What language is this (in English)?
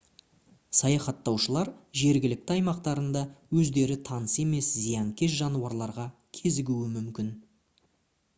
Kazakh